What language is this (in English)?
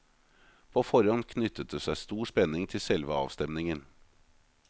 Norwegian